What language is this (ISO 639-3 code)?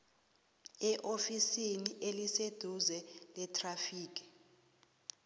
nbl